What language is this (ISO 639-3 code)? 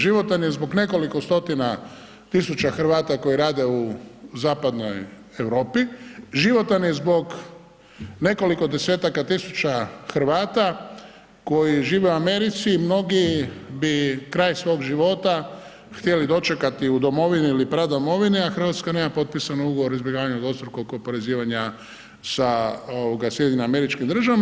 hrv